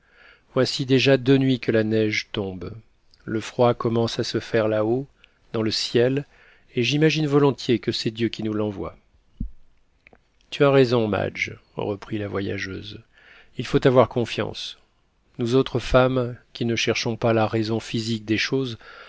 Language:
French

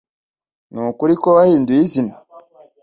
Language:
Kinyarwanda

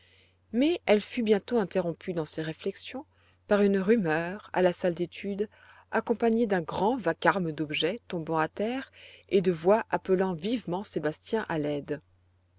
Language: French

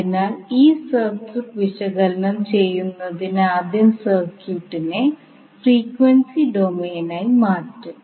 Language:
Malayalam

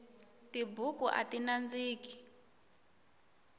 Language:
Tsonga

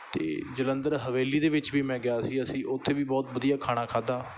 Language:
Punjabi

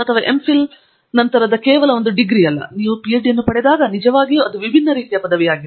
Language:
Kannada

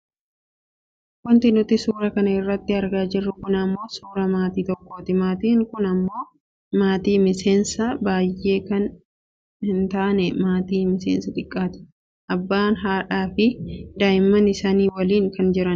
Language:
Oromo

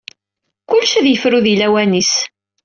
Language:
Kabyle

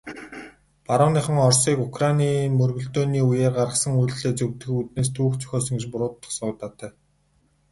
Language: Mongolian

